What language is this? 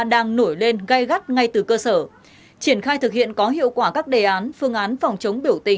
Vietnamese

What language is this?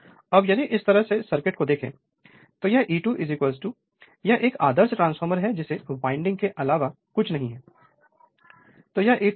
Hindi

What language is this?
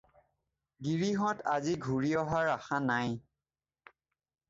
Assamese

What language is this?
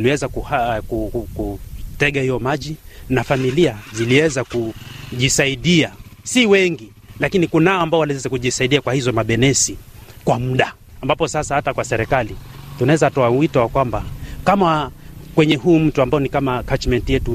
Swahili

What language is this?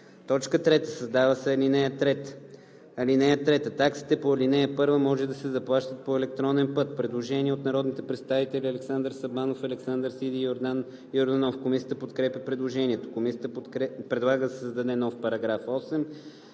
Bulgarian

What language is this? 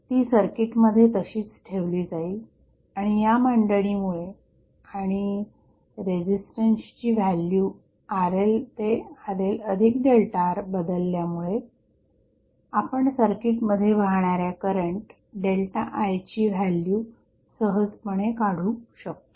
Marathi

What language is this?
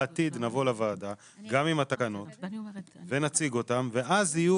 Hebrew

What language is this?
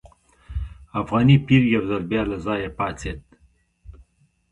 Pashto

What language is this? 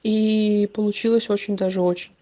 Russian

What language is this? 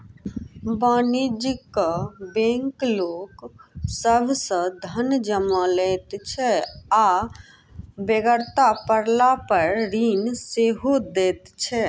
Maithili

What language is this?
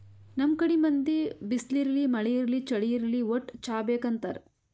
Kannada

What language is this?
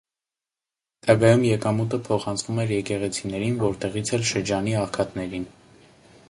Armenian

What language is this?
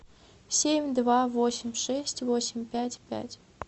Russian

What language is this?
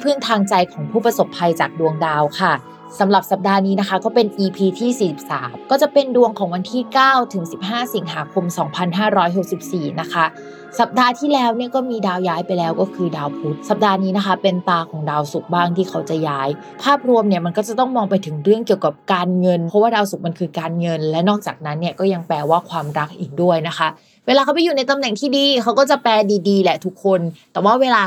Thai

